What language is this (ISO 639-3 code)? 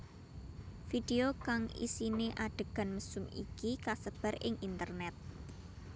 jav